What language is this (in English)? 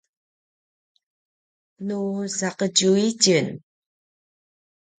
Paiwan